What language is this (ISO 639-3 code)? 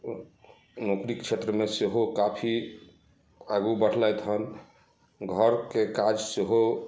mai